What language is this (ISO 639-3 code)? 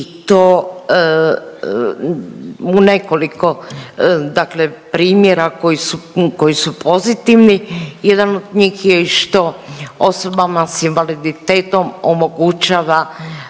hrv